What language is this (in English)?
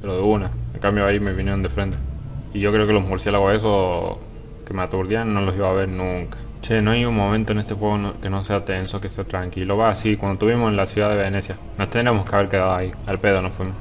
Spanish